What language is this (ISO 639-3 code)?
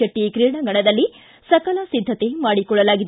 kan